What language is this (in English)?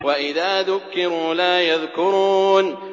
Arabic